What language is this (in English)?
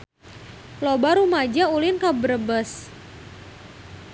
Sundanese